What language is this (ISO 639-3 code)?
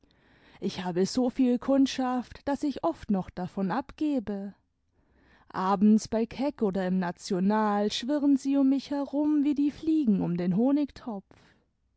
deu